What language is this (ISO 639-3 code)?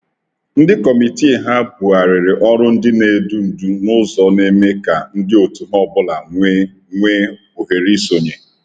ibo